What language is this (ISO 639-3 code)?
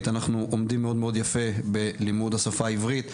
heb